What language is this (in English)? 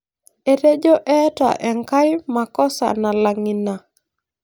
Masai